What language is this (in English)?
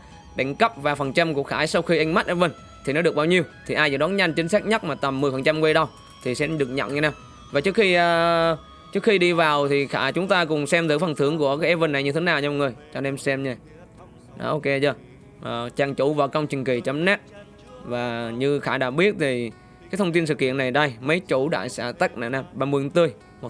Vietnamese